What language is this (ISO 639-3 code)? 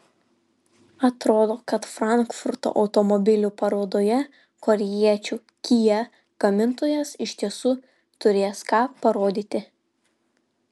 lit